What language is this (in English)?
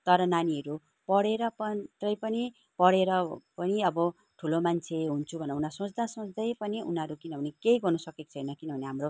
Nepali